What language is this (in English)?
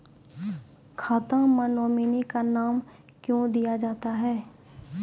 Maithili